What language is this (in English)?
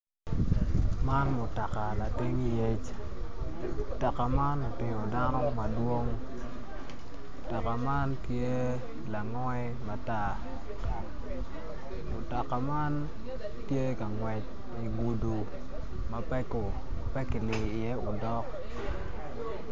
Acoli